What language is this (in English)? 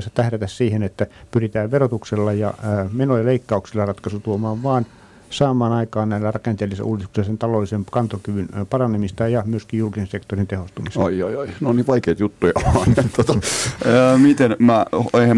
Finnish